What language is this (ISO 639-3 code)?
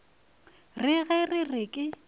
nso